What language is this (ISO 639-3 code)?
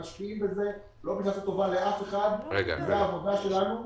heb